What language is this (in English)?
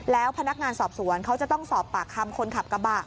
Thai